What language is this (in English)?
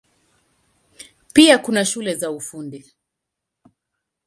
Swahili